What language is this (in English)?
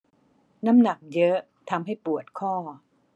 Thai